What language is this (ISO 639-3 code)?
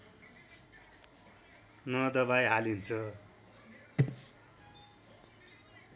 nep